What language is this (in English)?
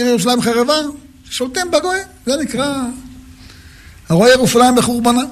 Hebrew